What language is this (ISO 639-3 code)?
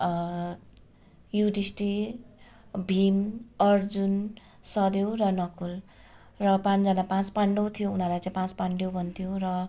nep